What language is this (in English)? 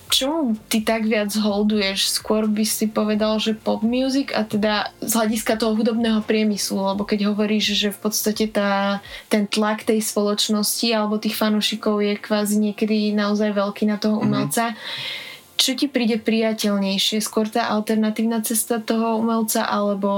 Slovak